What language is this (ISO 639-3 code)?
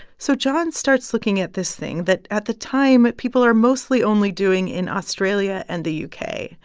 eng